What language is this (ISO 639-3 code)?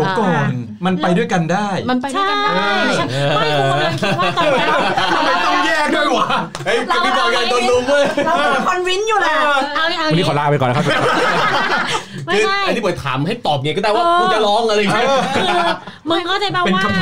tha